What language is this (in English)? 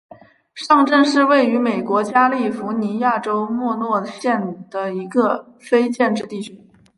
Chinese